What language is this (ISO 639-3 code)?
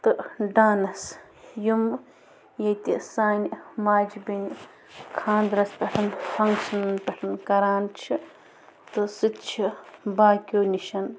kas